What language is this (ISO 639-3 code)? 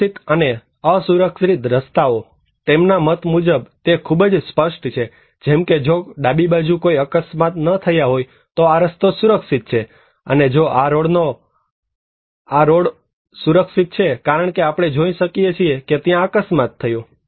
guj